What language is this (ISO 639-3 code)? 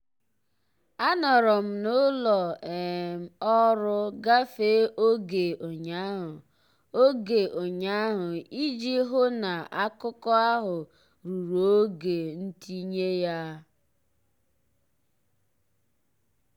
ibo